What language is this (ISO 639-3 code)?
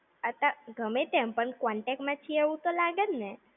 guj